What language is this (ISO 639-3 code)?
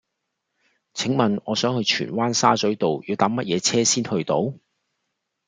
yue